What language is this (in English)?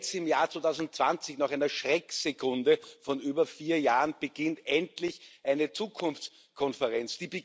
German